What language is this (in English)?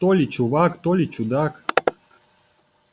Russian